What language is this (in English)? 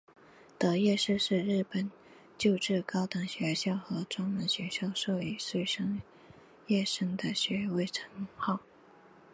Chinese